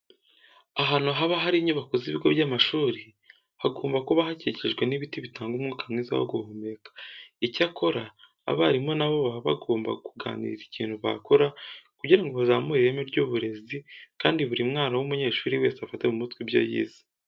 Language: Kinyarwanda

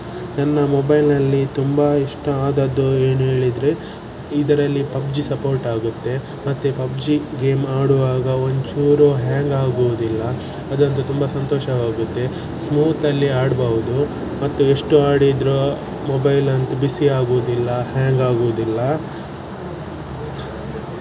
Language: Kannada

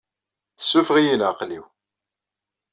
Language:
Kabyle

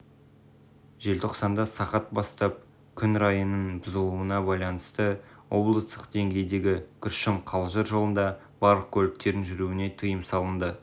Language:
Kazakh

